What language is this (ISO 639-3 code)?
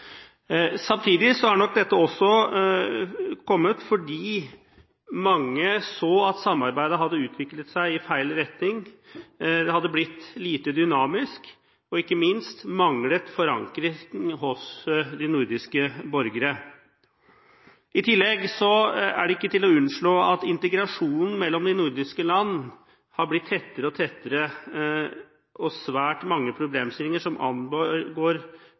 nob